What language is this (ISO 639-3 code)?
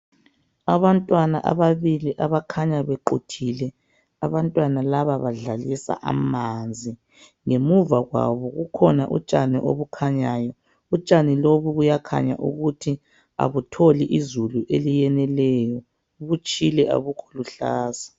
nde